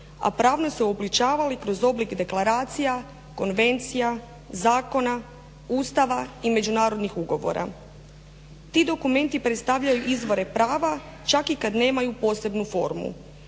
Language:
Croatian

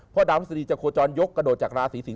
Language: Thai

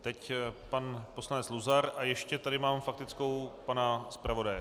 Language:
Czech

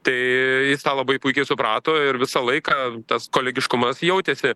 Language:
Lithuanian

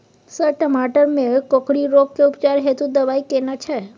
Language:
Maithili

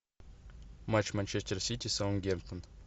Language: Russian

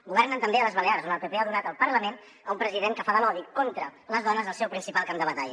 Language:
Catalan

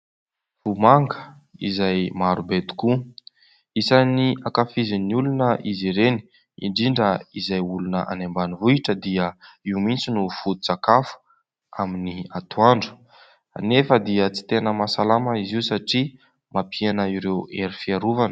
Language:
Malagasy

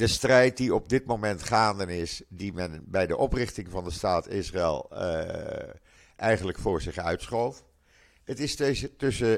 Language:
Dutch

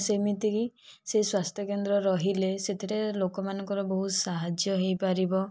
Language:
Odia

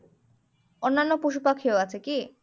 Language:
Bangla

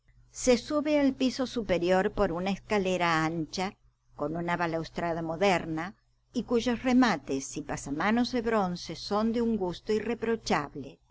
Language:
Spanish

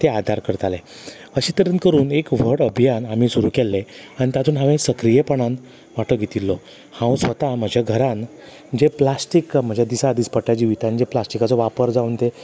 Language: Konkani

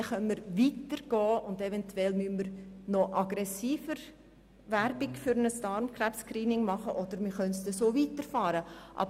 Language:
Swiss German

